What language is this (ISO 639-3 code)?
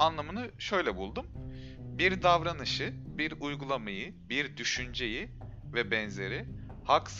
tur